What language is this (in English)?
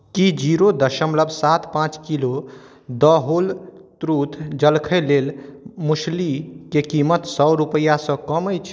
Maithili